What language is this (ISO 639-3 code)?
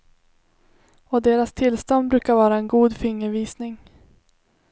swe